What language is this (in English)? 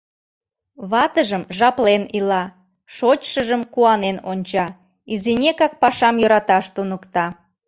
Mari